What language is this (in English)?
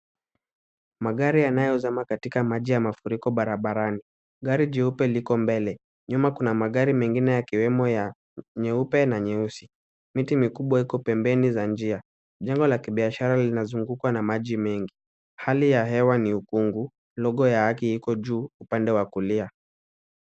Swahili